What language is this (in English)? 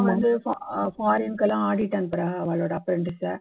Tamil